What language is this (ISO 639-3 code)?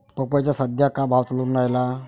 mar